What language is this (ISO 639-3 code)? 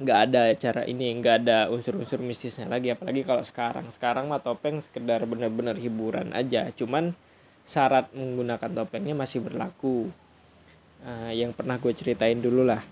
ind